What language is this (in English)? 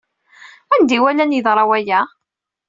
Kabyle